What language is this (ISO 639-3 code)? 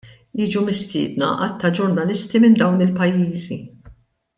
mlt